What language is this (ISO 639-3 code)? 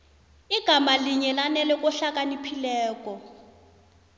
nbl